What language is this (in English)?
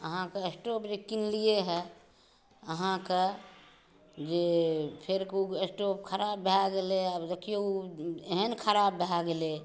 Maithili